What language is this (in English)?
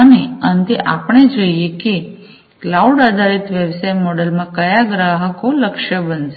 Gujarati